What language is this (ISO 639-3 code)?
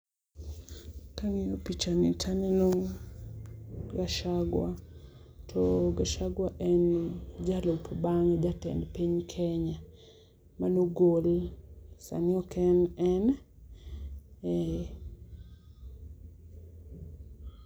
luo